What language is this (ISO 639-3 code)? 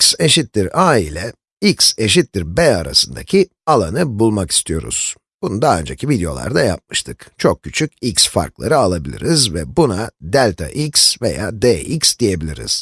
tur